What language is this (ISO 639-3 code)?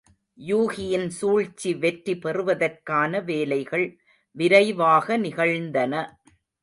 tam